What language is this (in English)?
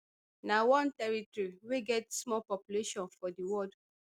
Nigerian Pidgin